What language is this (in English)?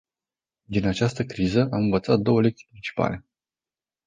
Romanian